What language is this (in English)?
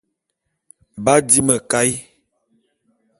Bulu